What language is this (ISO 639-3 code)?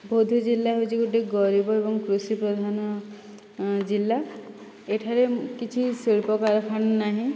ori